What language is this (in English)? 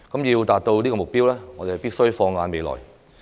Cantonese